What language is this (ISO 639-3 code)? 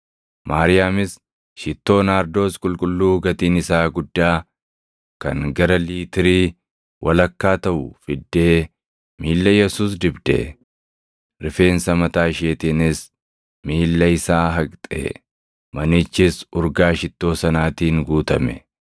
orm